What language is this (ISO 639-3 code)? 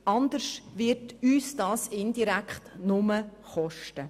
gsw